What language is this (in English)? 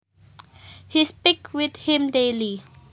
Javanese